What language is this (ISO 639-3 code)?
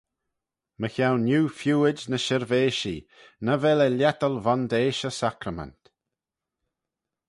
glv